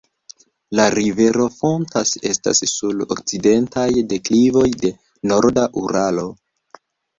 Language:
Esperanto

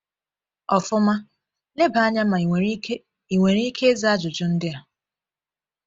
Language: Igbo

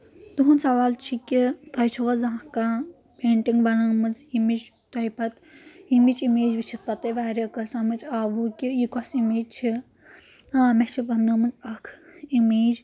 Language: Kashmiri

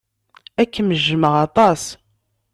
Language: Kabyle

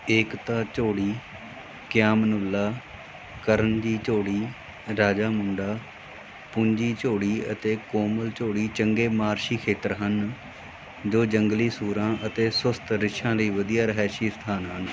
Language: Punjabi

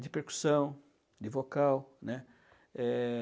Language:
Portuguese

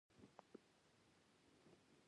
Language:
Pashto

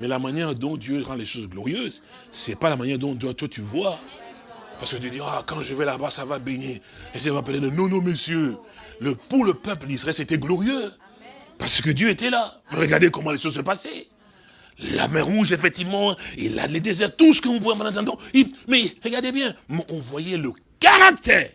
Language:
French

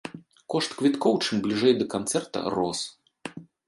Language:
Belarusian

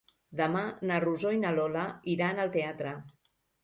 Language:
Catalan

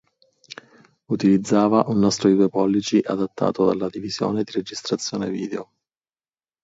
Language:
Italian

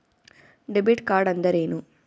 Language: Kannada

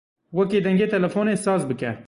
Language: Kurdish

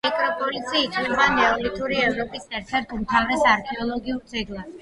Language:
Georgian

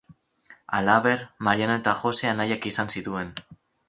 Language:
Basque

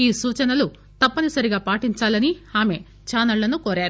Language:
Telugu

